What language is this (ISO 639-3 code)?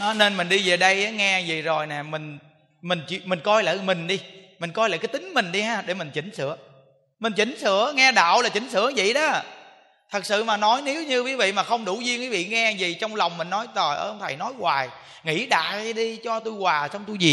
vie